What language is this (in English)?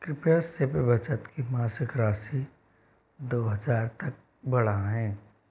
Hindi